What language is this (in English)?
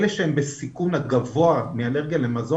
Hebrew